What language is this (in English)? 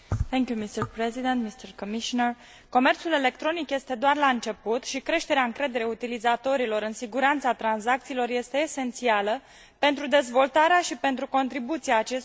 Romanian